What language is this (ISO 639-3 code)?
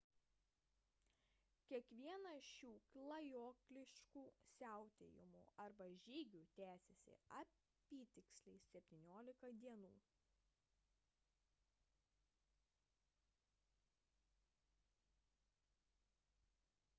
lit